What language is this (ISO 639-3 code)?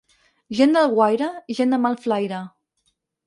cat